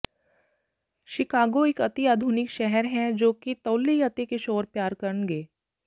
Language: Punjabi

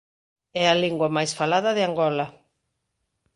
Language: Galician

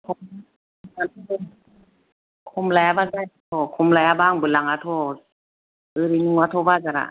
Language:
Bodo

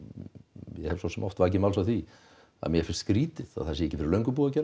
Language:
Icelandic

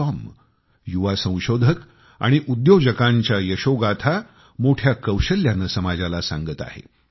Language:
Marathi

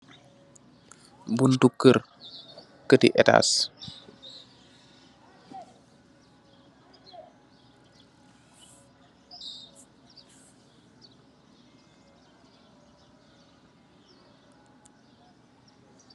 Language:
Wolof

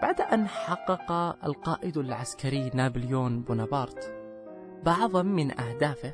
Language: Arabic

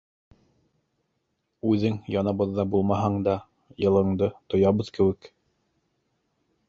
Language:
Bashkir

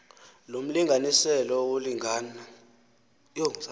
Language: Xhosa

